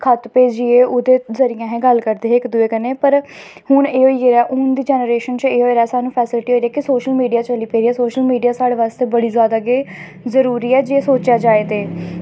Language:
Dogri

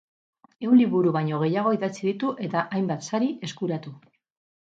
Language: Basque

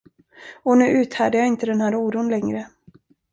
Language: Swedish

